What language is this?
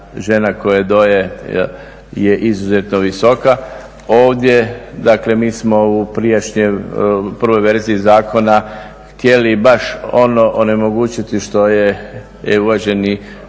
Croatian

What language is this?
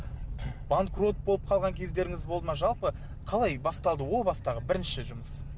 Kazakh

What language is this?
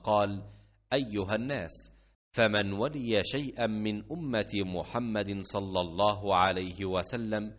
Arabic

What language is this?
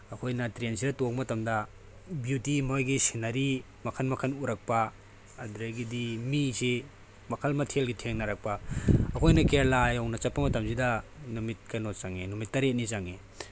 Manipuri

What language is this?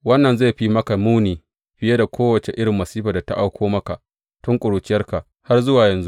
Hausa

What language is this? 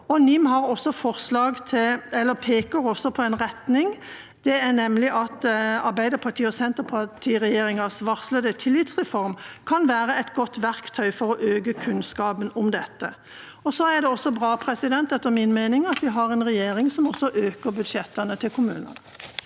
Norwegian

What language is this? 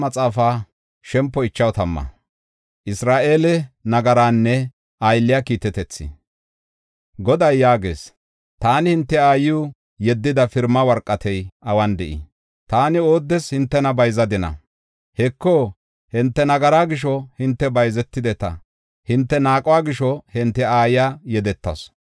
Gofa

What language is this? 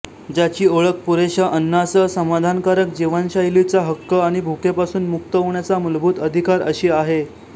Marathi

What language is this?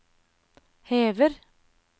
Norwegian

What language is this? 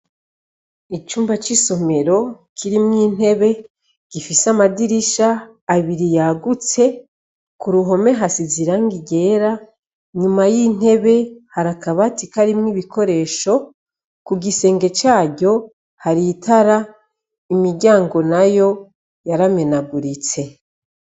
Rundi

